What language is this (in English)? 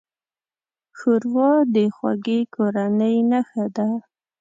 Pashto